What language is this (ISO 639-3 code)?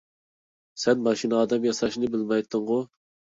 uig